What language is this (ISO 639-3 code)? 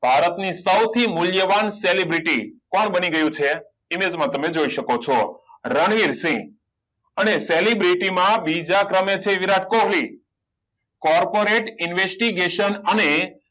guj